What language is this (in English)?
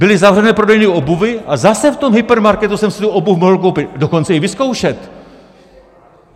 Czech